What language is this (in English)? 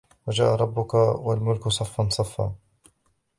Arabic